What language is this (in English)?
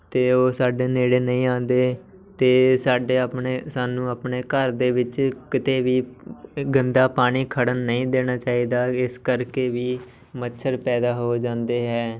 Punjabi